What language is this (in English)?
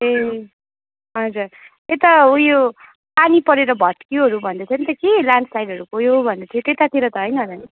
Nepali